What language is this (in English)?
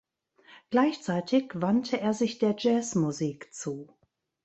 German